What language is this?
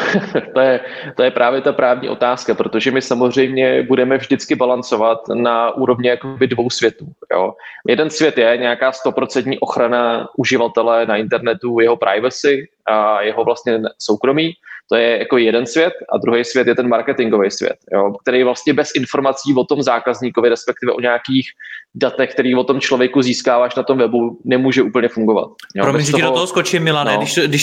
Czech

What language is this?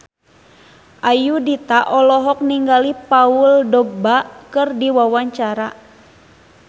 Sundanese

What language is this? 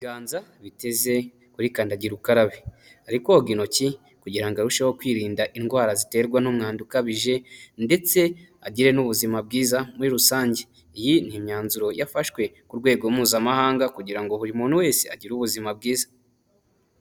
Kinyarwanda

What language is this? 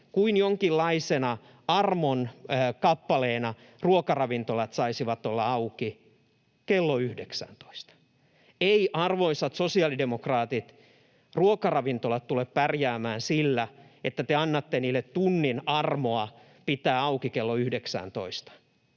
Finnish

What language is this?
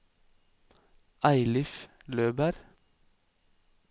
Norwegian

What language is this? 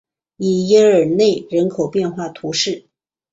Chinese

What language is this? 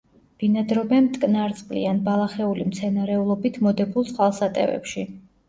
Georgian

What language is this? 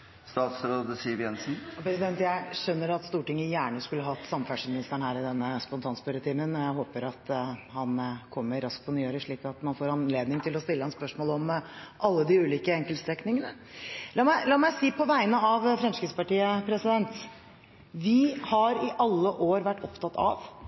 Norwegian Bokmål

